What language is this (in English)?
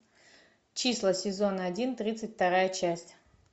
Russian